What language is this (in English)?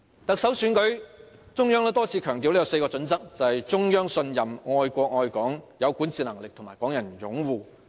Cantonese